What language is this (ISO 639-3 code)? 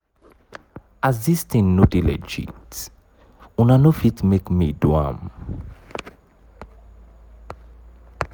pcm